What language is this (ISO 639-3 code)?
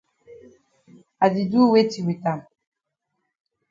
wes